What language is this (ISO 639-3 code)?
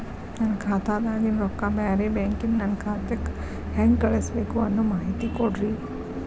kan